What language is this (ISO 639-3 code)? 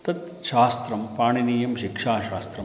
san